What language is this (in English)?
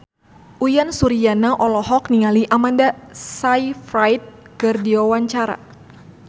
Sundanese